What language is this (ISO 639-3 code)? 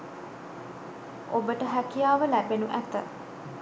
sin